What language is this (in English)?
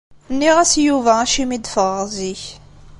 Kabyle